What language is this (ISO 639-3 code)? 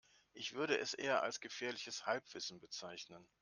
deu